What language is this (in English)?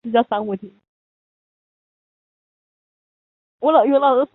Chinese